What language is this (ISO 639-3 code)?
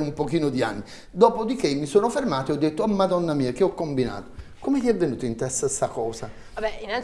ita